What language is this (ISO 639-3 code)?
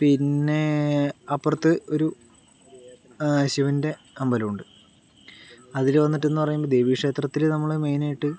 mal